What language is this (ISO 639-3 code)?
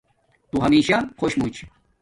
dmk